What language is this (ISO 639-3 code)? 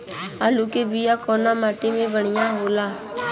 bho